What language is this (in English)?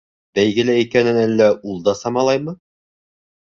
Bashkir